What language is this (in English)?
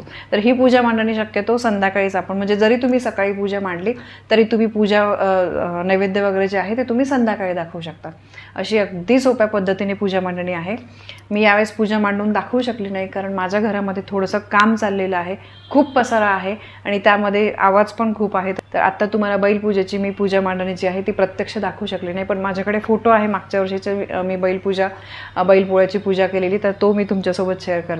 Romanian